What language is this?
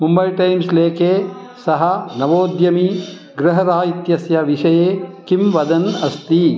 Sanskrit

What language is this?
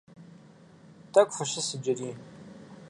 Kabardian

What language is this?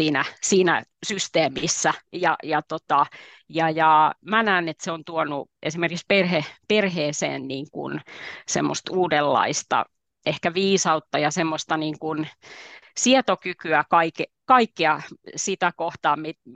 Finnish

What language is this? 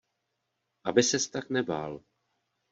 Czech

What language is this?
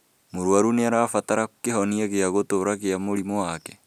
Kikuyu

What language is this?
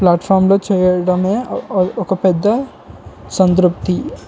Telugu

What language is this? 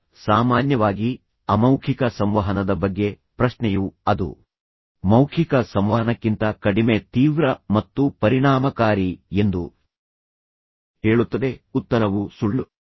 Kannada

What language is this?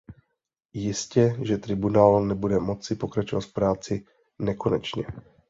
Czech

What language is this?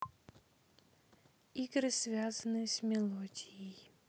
Russian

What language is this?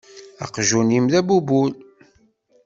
Kabyle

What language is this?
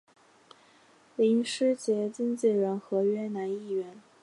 Chinese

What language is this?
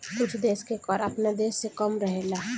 Bhojpuri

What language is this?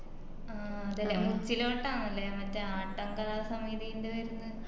Malayalam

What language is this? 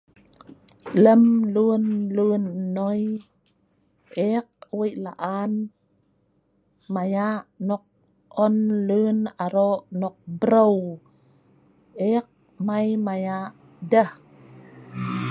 Sa'ban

